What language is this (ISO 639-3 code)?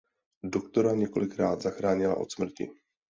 ces